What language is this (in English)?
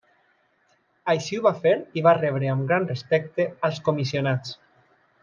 Catalan